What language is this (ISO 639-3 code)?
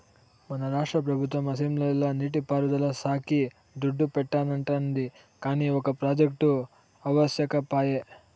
tel